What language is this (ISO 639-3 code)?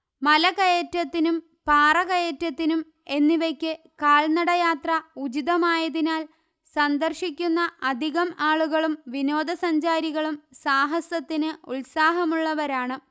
mal